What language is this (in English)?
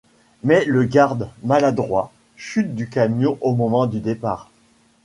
French